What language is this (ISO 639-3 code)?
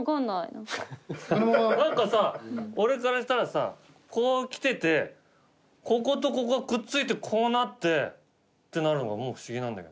jpn